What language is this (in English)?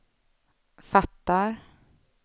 Swedish